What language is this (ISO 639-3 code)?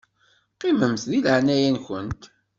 kab